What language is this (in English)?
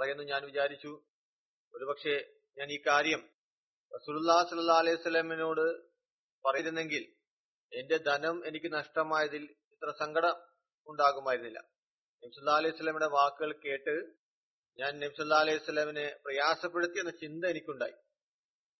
Malayalam